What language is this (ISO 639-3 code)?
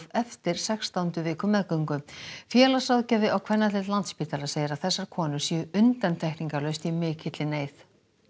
isl